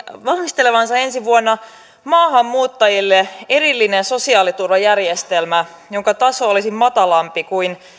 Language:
Finnish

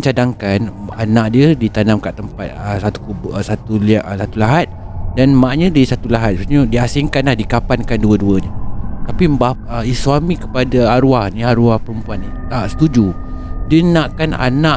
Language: Malay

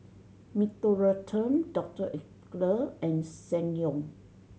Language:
English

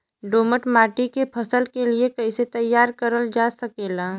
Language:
Bhojpuri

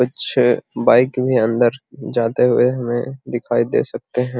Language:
Magahi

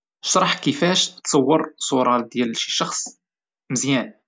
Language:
Moroccan Arabic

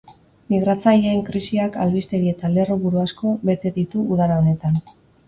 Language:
Basque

